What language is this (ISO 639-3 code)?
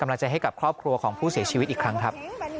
tha